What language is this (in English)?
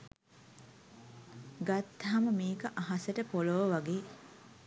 Sinhala